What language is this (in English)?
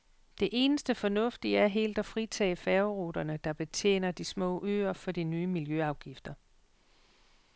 Danish